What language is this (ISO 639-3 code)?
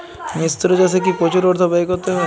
ben